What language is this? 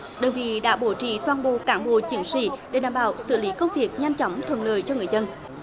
Vietnamese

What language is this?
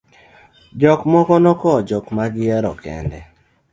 Luo (Kenya and Tanzania)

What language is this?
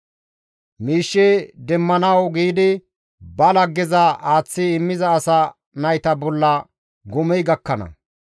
Gamo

